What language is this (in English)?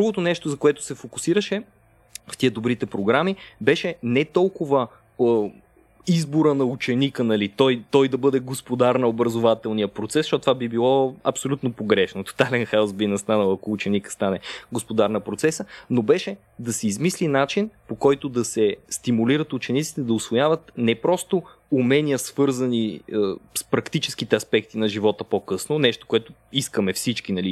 Bulgarian